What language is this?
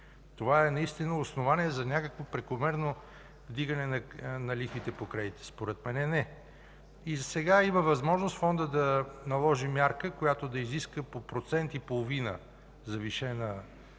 Bulgarian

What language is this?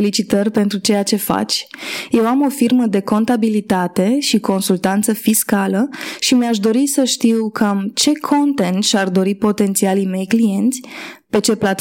Romanian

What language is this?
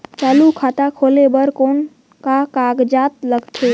Chhattisgarhi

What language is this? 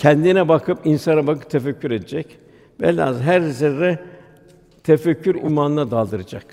Turkish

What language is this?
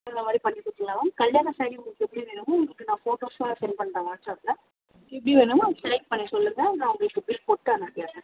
Tamil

